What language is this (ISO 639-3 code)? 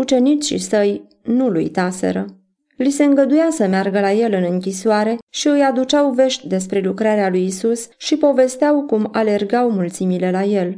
ron